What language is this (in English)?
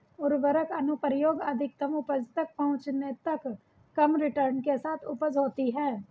Hindi